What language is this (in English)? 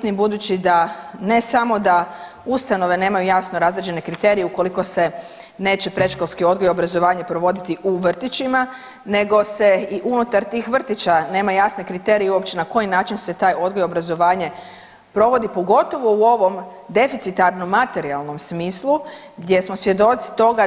Croatian